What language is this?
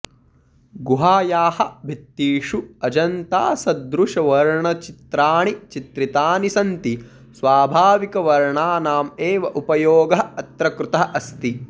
Sanskrit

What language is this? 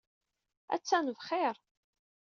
Kabyle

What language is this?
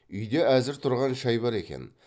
Kazakh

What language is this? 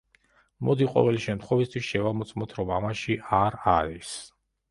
Georgian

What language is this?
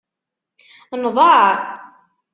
Kabyle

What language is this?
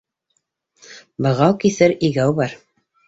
Bashkir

